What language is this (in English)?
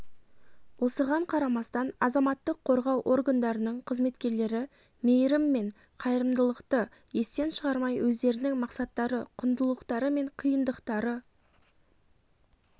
Kazakh